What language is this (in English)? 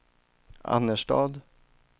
Swedish